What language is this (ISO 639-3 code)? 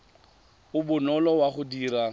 tsn